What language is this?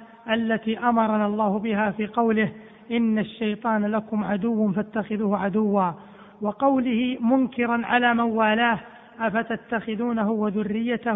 Arabic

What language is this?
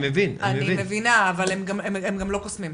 Hebrew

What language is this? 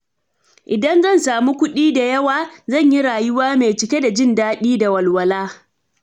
Hausa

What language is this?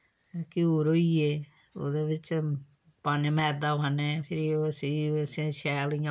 Dogri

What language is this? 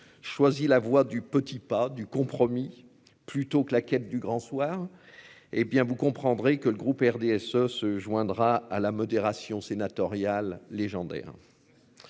French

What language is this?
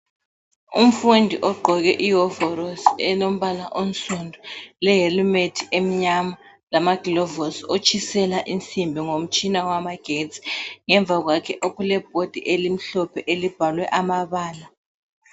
North Ndebele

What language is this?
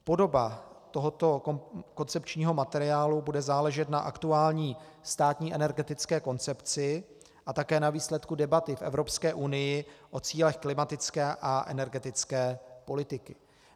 Czech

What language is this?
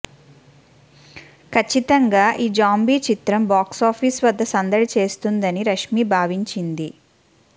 Telugu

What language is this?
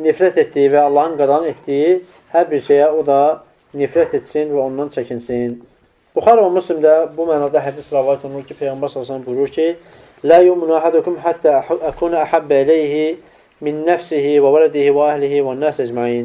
Turkish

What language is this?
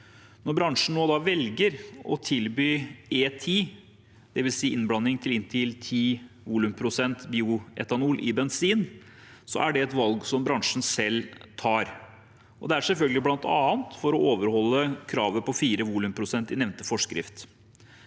Norwegian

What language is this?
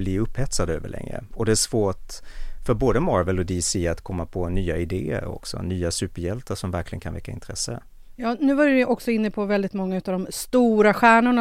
Swedish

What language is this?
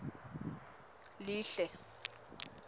Swati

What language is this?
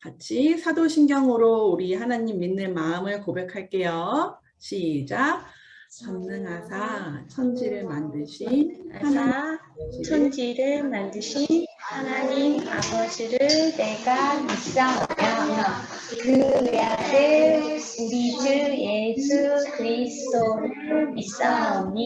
Korean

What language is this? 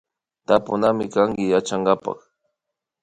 Imbabura Highland Quichua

